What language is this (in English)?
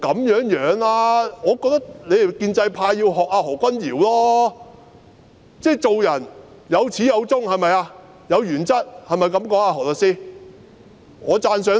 Cantonese